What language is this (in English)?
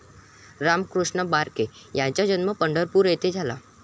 Marathi